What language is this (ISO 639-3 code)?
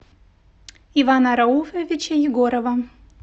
rus